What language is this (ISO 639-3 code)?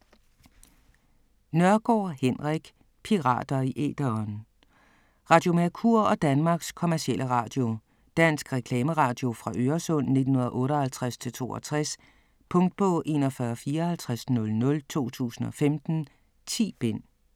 dan